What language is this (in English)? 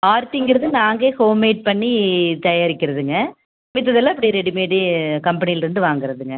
Tamil